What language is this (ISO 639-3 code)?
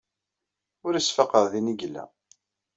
kab